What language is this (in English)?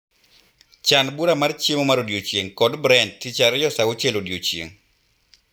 Luo (Kenya and Tanzania)